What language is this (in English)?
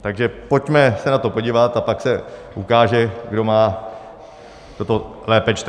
Czech